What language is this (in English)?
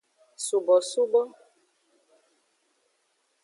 Aja (Benin)